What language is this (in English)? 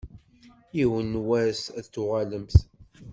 Kabyle